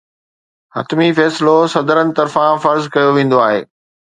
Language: Sindhi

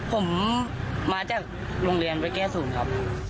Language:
Thai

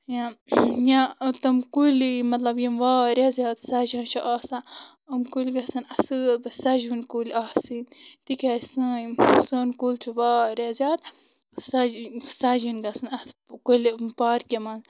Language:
Kashmiri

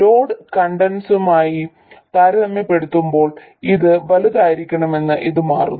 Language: Malayalam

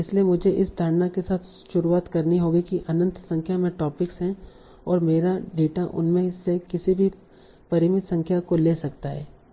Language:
Hindi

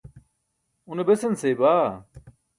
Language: Burushaski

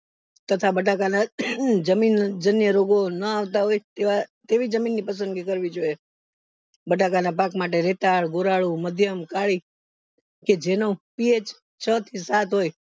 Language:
Gujarati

